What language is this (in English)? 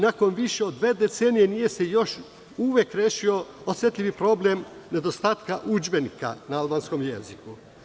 Serbian